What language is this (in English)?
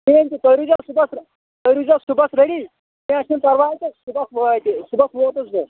Kashmiri